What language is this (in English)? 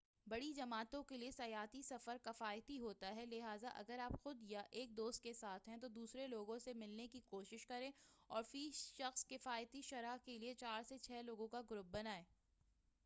Urdu